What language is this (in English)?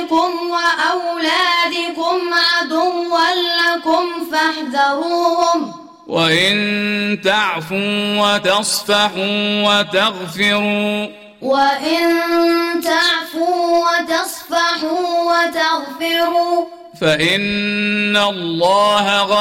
Arabic